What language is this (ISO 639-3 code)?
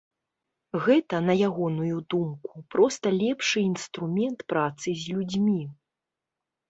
bel